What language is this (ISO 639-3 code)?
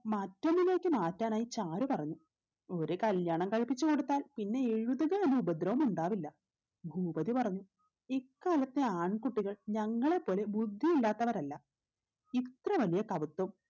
mal